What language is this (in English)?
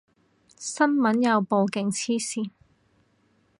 Cantonese